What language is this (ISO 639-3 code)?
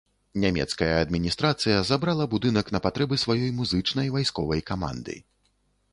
bel